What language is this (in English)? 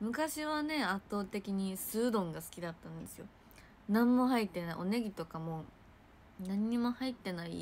Japanese